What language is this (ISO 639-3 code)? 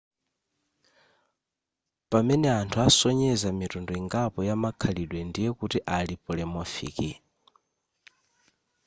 nya